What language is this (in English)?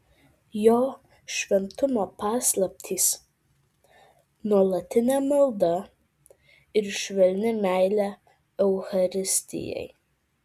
Lithuanian